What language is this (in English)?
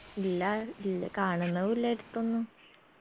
Malayalam